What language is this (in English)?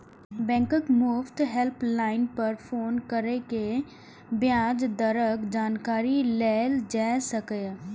Maithili